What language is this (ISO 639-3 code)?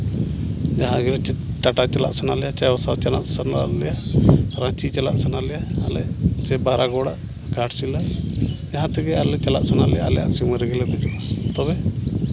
sat